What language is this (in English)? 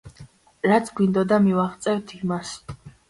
Georgian